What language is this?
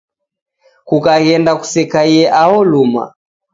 Taita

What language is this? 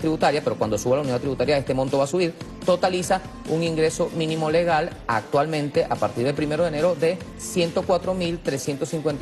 Spanish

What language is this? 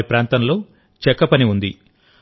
Telugu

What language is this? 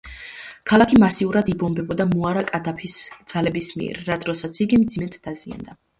Georgian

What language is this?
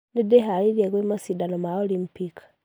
Kikuyu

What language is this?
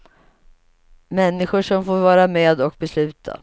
Swedish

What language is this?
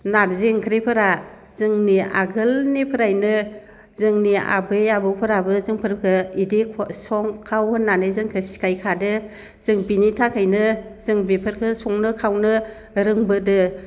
Bodo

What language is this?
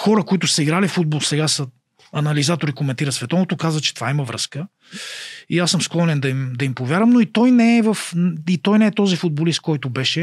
Bulgarian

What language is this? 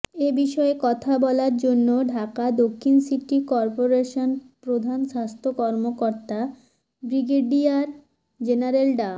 Bangla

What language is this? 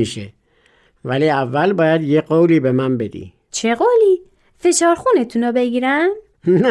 Persian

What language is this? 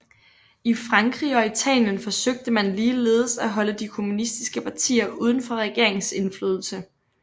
Danish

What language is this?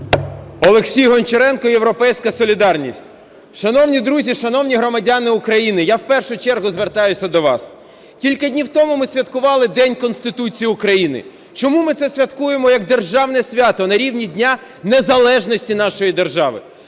Ukrainian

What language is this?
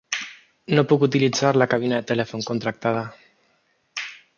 Catalan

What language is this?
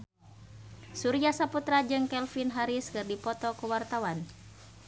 Sundanese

